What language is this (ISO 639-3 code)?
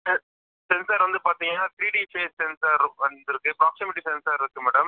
tam